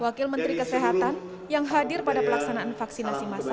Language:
Indonesian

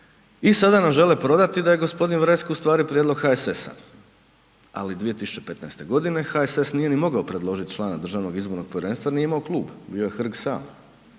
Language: Croatian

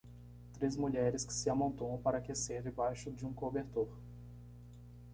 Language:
Portuguese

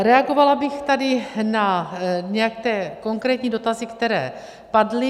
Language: Czech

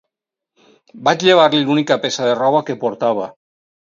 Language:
Catalan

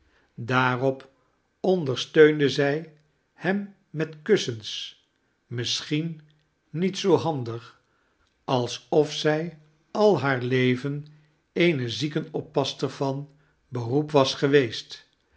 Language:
Dutch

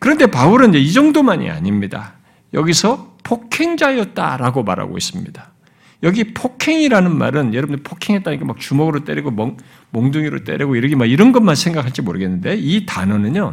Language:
Korean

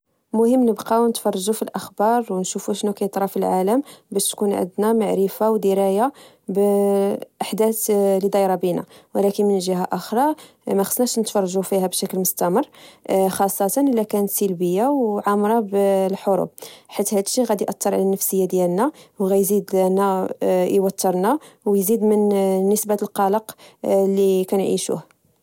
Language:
Moroccan Arabic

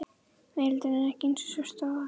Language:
Icelandic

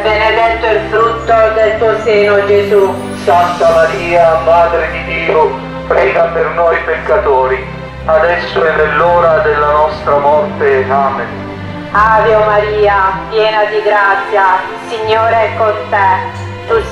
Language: Italian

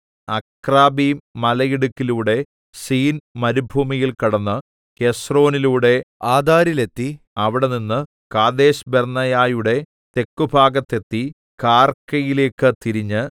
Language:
Malayalam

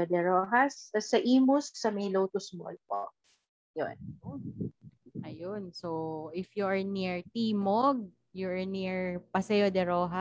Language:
Filipino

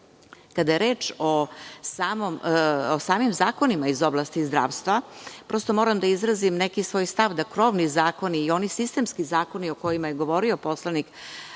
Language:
Serbian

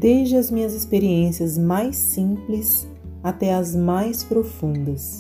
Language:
Portuguese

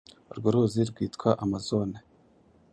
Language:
Kinyarwanda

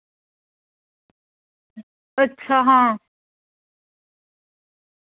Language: Dogri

